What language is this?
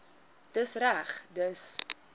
Afrikaans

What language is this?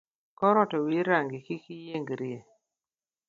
Luo (Kenya and Tanzania)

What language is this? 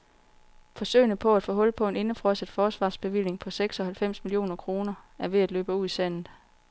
Danish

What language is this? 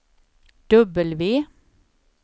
Swedish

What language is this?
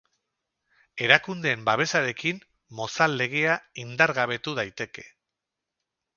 Basque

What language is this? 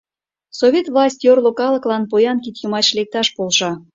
Mari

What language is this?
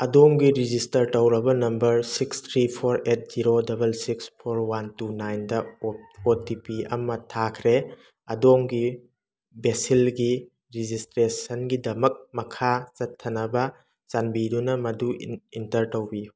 Manipuri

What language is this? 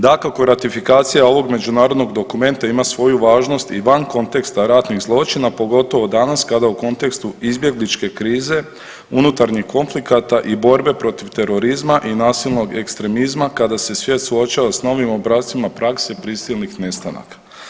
Croatian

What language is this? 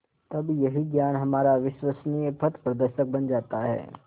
Hindi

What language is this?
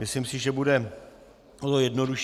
Czech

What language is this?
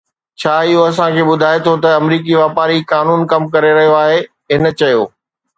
Sindhi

